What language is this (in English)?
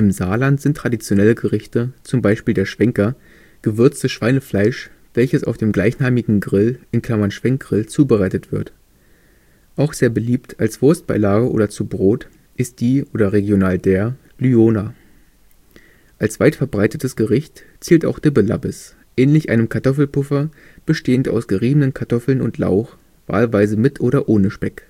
German